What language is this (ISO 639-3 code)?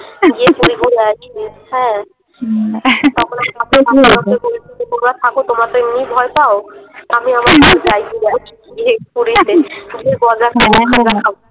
ben